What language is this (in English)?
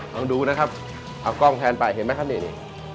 Thai